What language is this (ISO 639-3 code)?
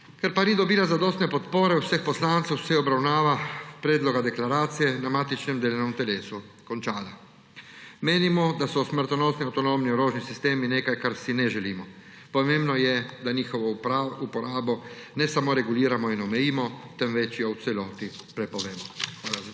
slv